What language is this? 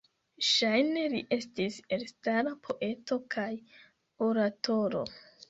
Esperanto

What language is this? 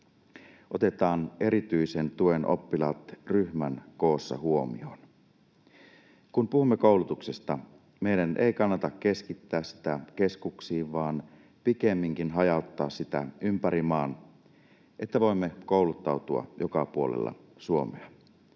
Finnish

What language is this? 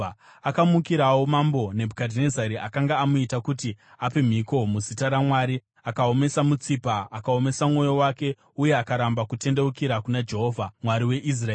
Shona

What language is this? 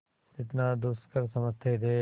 Hindi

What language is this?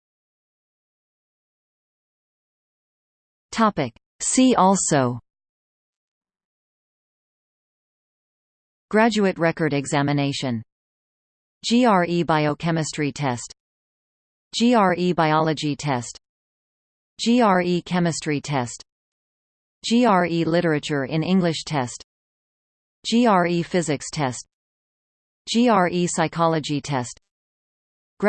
English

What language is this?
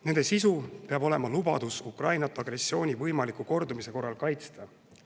Estonian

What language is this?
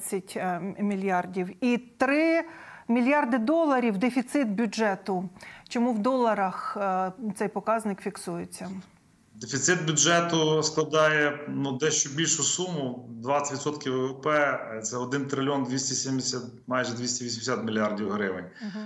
Ukrainian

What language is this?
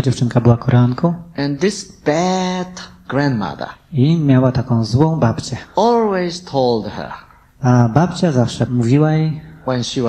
Polish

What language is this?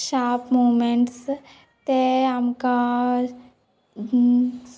Konkani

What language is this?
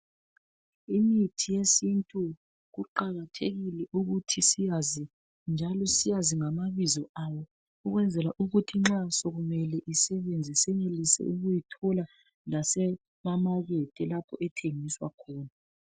North Ndebele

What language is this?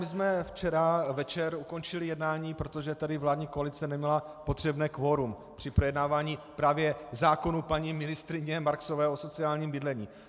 Czech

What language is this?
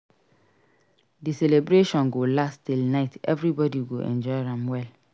Nigerian Pidgin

